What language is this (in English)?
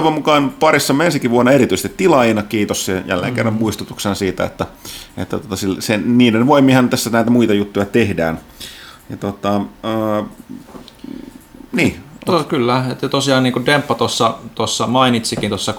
Finnish